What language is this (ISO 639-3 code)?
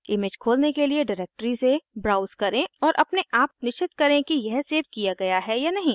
hin